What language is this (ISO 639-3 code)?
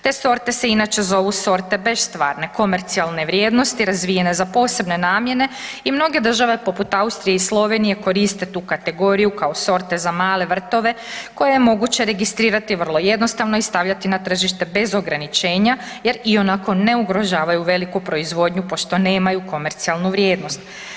hrv